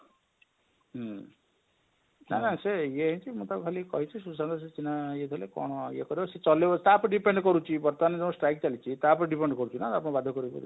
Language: Odia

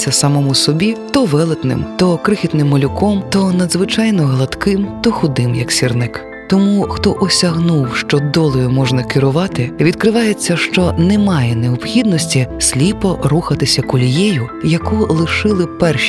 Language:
Ukrainian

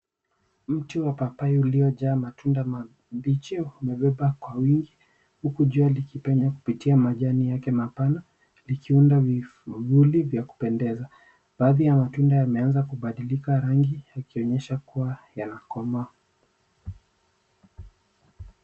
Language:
Swahili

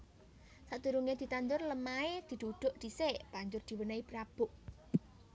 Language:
Javanese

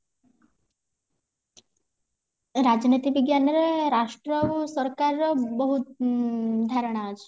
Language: Odia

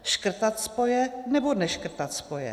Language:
Czech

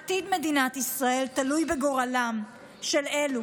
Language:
Hebrew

